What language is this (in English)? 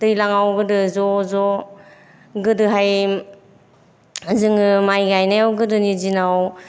Bodo